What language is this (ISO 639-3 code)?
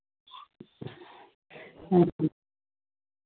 sat